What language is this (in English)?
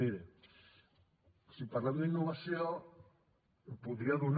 Catalan